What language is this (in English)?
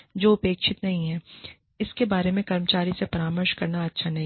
Hindi